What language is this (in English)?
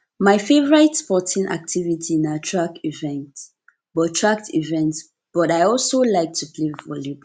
Nigerian Pidgin